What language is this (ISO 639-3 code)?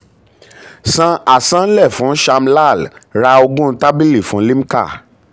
yor